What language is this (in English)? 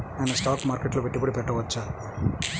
Telugu